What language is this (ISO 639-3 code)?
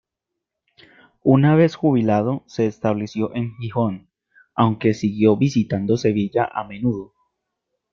spa